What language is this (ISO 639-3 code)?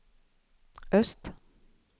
swe